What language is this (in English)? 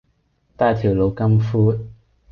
Cantonese